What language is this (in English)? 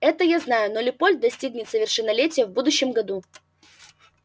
Russian